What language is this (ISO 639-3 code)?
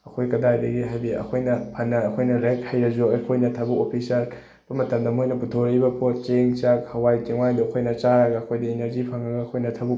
mni